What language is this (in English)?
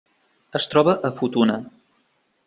Catalan